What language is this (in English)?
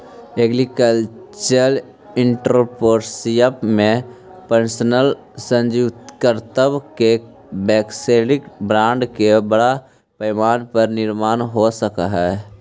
Magahi